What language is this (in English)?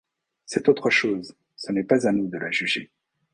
French